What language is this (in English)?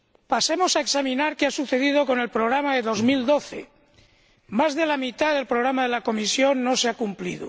Spanish